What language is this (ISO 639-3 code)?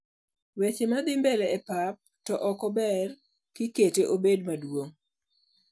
luo